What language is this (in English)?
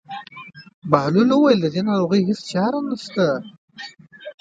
Pashto